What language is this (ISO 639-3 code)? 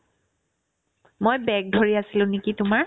asm